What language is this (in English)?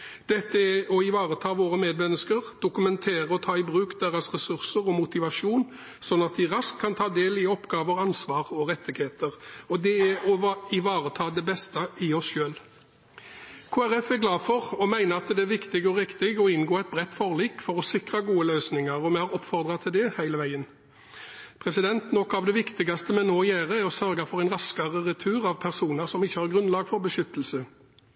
Norwegian Bokmål